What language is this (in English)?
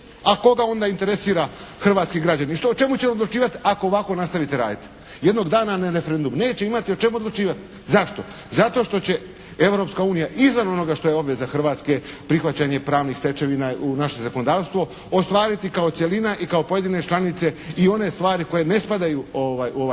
Croatian